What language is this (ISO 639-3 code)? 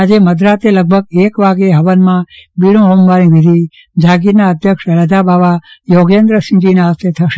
guj